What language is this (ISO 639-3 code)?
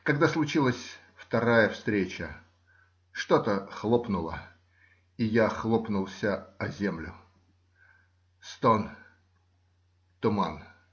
rus